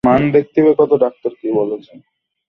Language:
Bangla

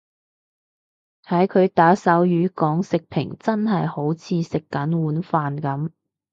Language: Cantonese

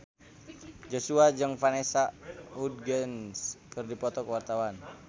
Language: Sundanese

